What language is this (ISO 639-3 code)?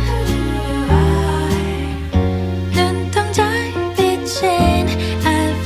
kor